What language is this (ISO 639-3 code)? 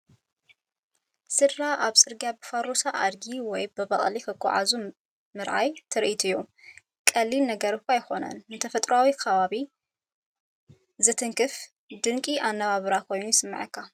tir